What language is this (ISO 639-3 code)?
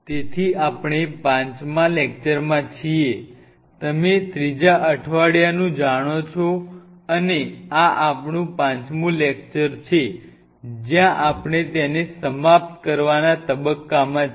guj